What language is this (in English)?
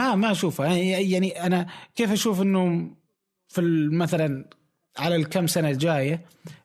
Arabic